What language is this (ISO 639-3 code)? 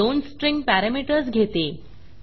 mar